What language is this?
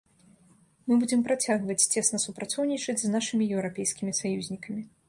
Belarusian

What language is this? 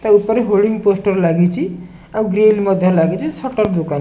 Odia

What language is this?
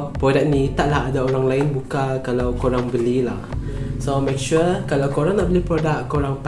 Malay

